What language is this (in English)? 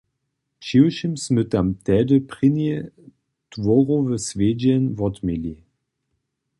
Upper Sorbian